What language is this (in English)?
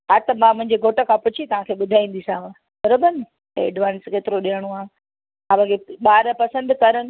Sindhi